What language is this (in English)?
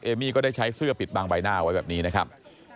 Thai